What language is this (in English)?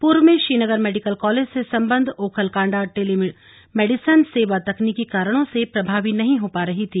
Hindi